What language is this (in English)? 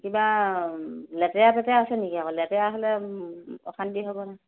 Assamese